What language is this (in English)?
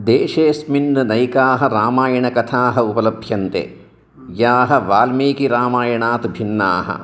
Sanskrit